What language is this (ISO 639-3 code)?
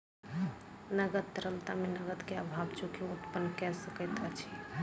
mai